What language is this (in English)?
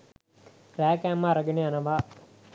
Sinhala